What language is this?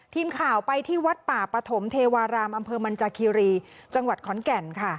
Thai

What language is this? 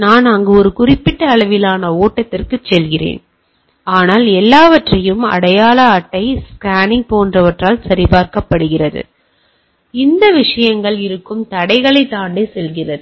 Tamil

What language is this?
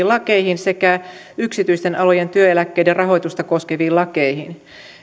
Finnish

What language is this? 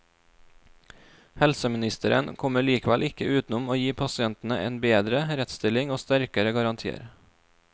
Norwegian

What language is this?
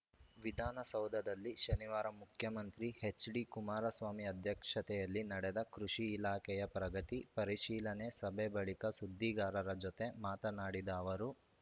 Kannada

